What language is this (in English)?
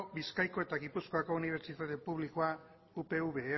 Basque